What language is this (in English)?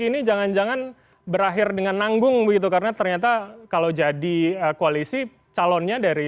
Indonesian